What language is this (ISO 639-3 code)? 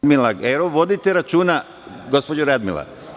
srp